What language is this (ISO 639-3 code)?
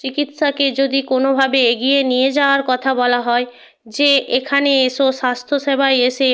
ben